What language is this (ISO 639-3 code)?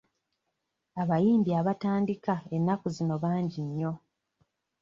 lug